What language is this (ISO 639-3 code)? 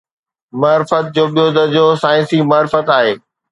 snd